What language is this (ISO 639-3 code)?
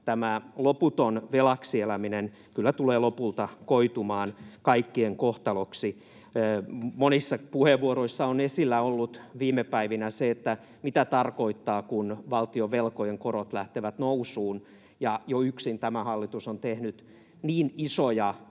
fin